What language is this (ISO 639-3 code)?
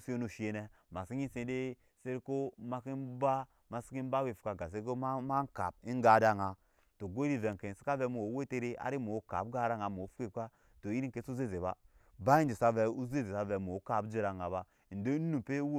yes